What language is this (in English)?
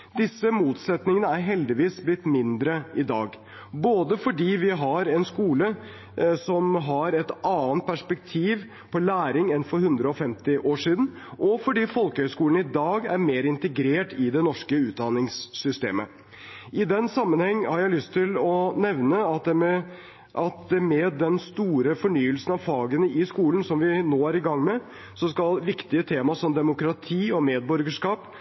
Norwegian Bokmål